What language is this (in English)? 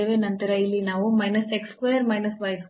Kannada